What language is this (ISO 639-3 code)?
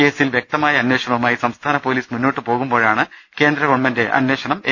mal